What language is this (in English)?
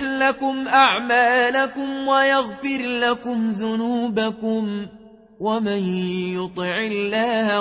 Arabic